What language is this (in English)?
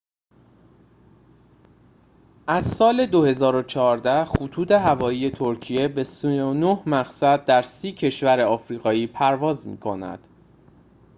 Persian